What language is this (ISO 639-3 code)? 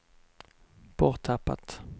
swe